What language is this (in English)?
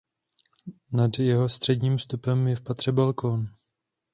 Czech